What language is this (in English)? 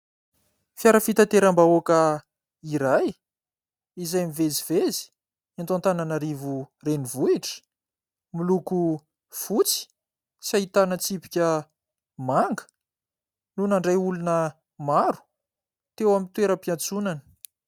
Malagasy